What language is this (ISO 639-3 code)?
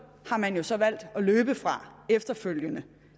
dan